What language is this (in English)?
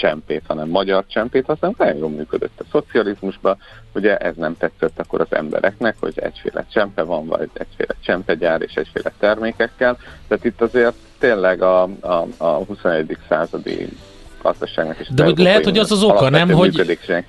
Hungarian